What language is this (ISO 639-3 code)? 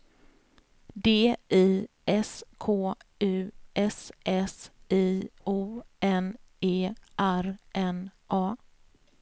swe